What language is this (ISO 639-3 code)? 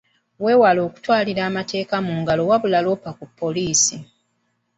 lug